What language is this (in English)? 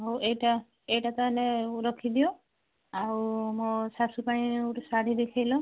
Odia